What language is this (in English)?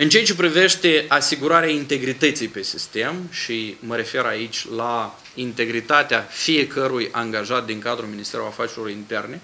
Romanian